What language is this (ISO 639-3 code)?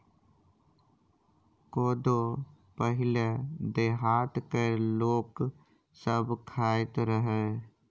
mai